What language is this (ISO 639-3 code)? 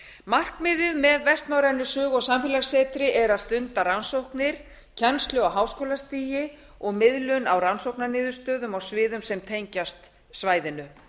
isl